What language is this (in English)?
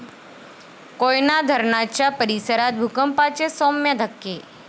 Marathi